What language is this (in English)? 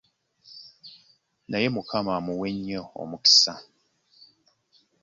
Ganda